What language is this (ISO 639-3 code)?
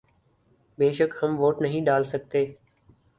urd